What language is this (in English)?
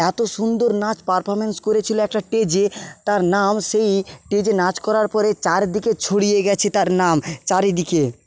Bangla